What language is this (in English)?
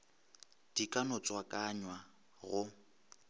Northern Sotho